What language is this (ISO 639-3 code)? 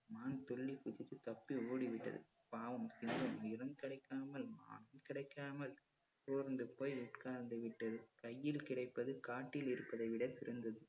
tam